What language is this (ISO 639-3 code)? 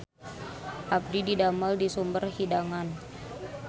sun